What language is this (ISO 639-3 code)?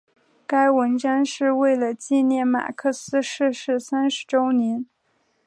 zho